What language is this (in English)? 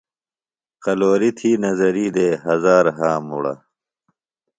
Phalura